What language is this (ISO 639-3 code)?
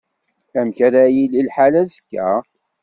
kab